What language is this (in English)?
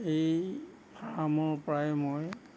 Assamese